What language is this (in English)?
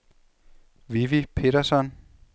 Danish